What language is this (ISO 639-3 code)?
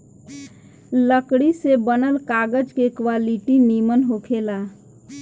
bho